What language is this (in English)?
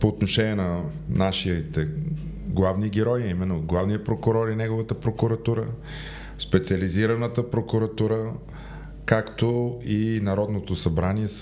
Bulgarian